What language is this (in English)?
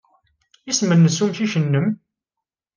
Kabyle